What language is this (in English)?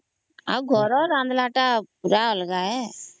Odia